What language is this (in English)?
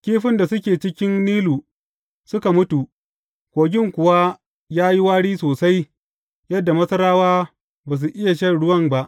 Hausa